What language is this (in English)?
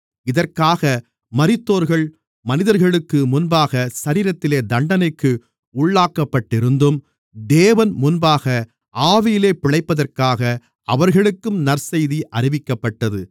Tamil